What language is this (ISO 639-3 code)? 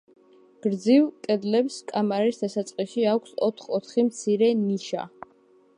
kat